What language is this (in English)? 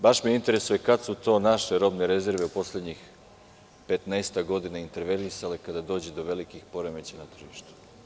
Serbian